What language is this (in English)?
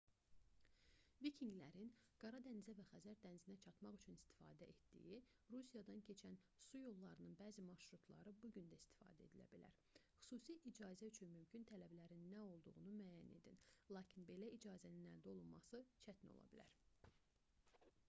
Azerbaijani